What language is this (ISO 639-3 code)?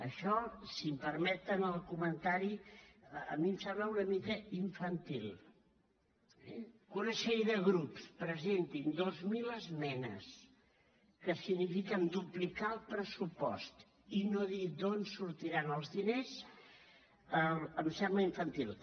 cat